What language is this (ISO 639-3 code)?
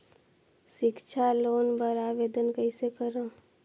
hne